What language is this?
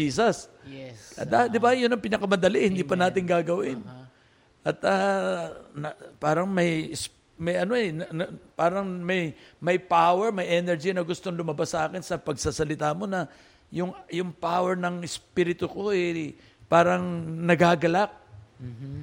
Filipino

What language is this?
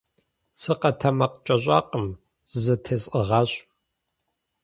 Kabardian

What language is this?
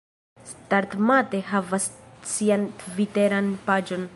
Esperanto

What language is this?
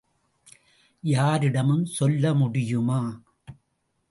Tamil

